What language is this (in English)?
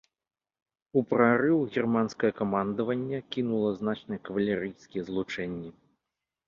Belarusian